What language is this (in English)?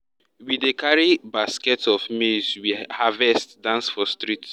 Nigerian Pidgin